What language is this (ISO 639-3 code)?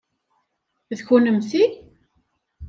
kab